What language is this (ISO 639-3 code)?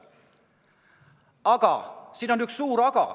est